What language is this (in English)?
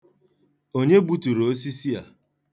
Igbo